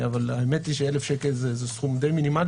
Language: Hebrew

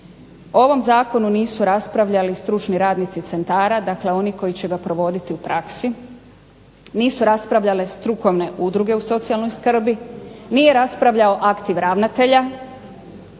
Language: Croatian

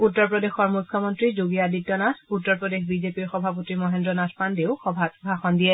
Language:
Assamese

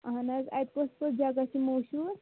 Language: Kashmiri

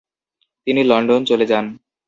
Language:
Bangla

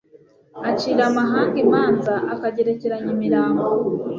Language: Kinyarwanda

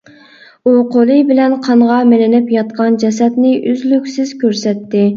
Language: Uyghur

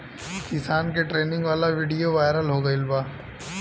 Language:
Bhojpuri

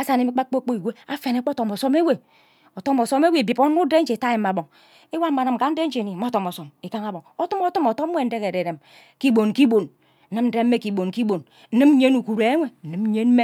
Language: Ubaghara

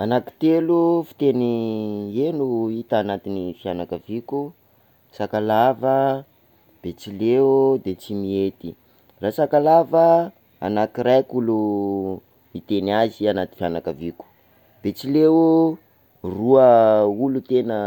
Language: Sakalava Malagasy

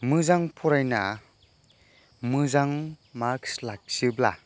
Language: Bodo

